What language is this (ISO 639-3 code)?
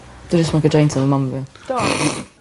cym